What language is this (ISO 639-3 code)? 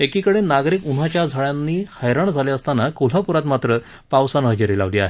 mar